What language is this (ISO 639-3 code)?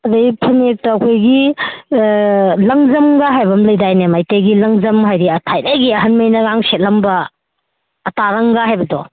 mni